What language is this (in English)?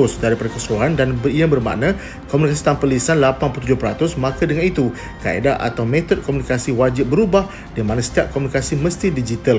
Malay